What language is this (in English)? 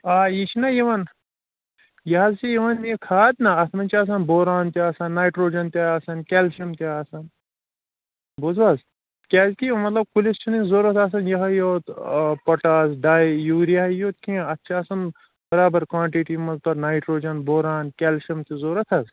Kashmiri